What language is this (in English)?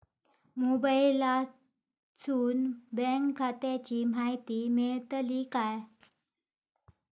Marathi